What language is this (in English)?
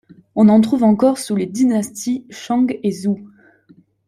French